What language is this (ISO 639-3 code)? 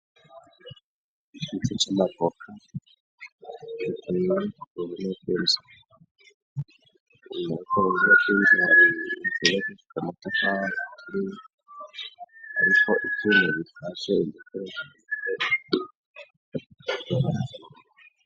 run